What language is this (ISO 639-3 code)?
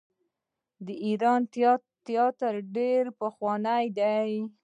pus